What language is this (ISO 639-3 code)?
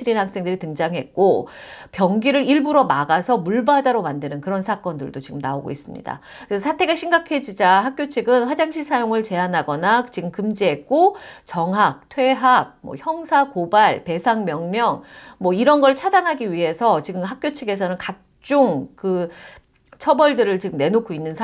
kor